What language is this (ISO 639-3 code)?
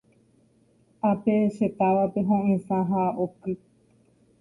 grn